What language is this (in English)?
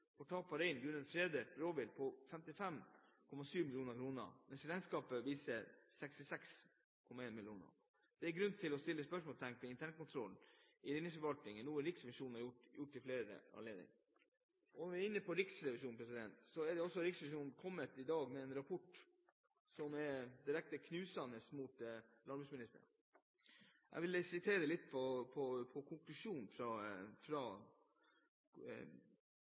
Norwegian Bokmål